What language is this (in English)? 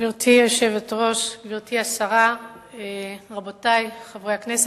Hebrew